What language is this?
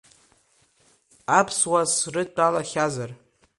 Abkhazian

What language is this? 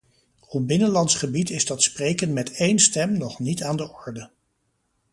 Dutch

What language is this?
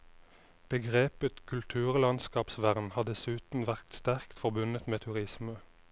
Norwegian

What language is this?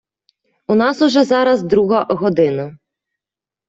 Ukrainian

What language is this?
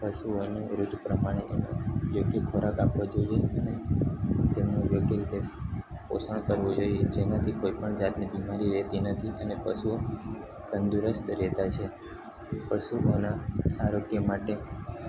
Gujarati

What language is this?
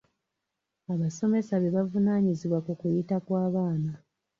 Ganda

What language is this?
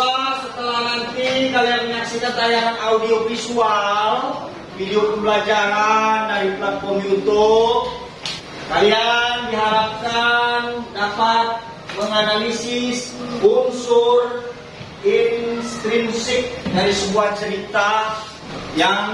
Indonesian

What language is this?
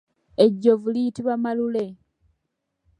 Ganda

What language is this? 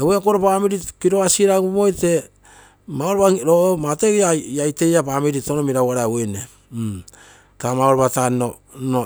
Terei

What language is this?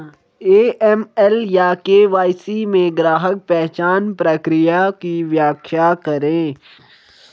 Hindi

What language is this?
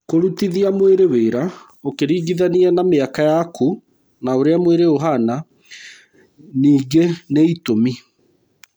Kikuyu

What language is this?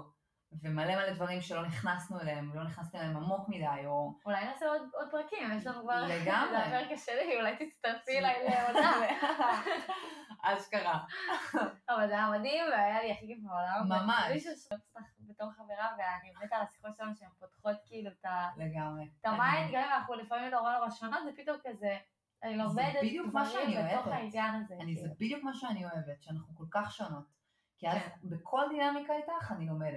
Hebrew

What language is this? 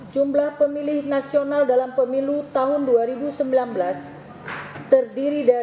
Indonesian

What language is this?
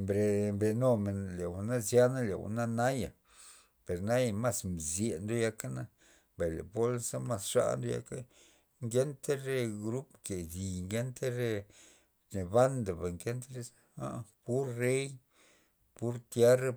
Loxicha Zapotec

